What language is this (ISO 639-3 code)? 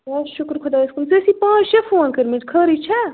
kas